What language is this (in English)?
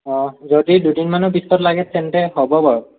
Assamese